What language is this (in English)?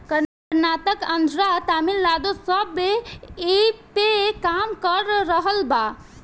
Bhojpuri